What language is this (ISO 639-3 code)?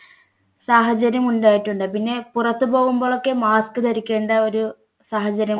mal